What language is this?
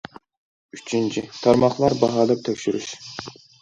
Uyghur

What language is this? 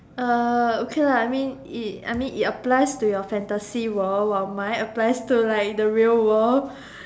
English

